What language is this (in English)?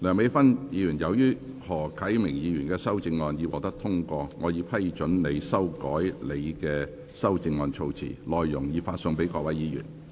Cantonese